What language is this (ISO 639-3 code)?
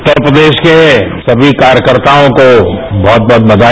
hin